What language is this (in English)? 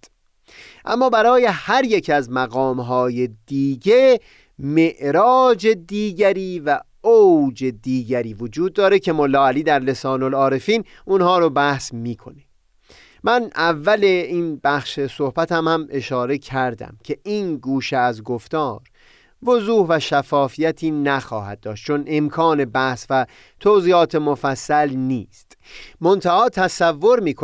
Persian